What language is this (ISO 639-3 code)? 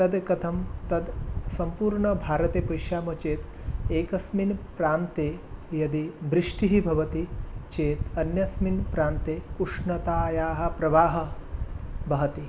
san